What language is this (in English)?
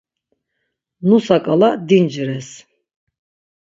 Laz